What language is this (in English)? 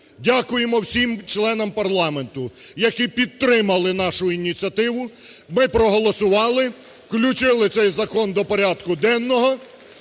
Ukrainian